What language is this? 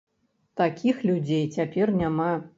Belarusian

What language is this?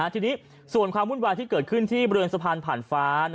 Thai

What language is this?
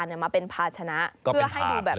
Thai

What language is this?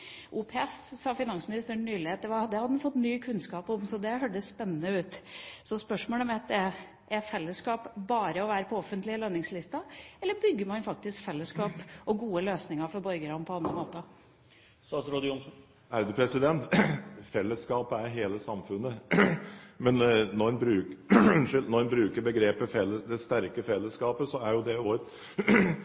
Norwegian Bokmål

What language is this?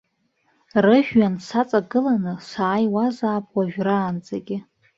Abkhazian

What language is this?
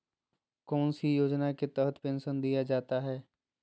Magahi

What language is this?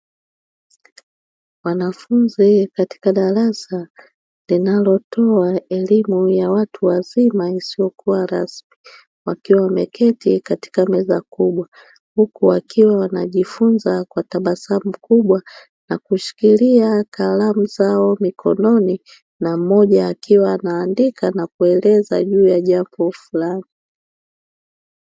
Swahili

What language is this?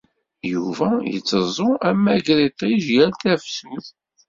Kabyle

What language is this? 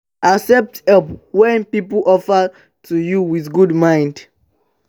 Nigerian Pidgin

